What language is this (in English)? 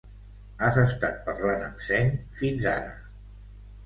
Catalan